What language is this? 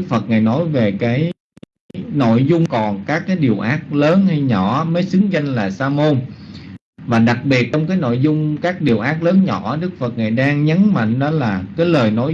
Vietnamese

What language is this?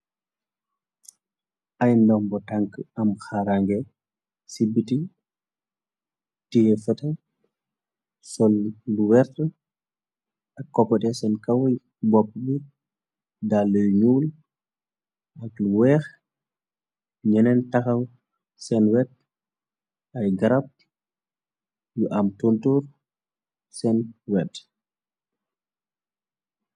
Wolof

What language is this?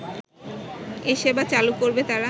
Bangla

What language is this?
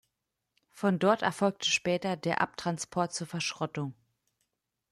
German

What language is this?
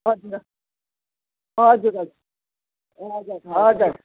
Nepali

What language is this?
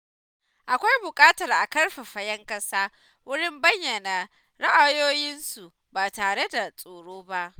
Hausa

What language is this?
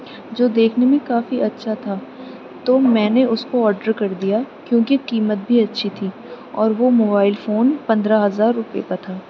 Urdu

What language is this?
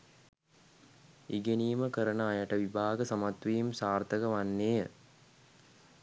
Sinhala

